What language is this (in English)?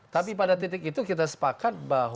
Indonesian